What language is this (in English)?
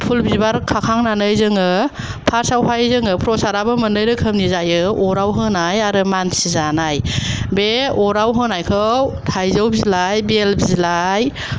Bodo